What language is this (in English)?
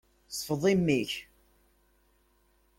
Kabyle